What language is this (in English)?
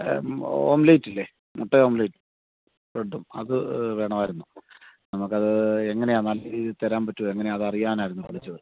Malayalam